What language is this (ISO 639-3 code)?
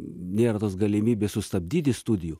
lit